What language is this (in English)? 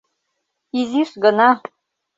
Mari